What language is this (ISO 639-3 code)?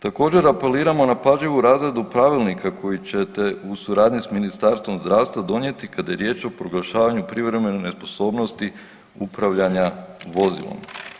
hrv